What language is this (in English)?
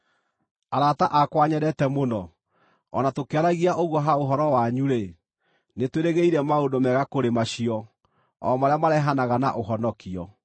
Kikuyu